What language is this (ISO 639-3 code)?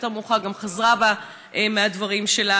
heb